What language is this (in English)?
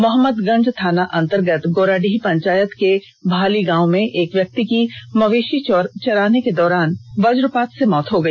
Hindi